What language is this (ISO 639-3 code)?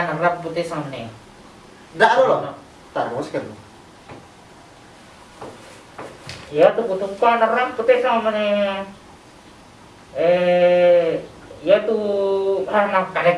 ind